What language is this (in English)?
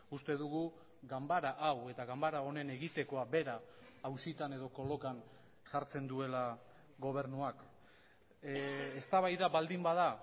Basque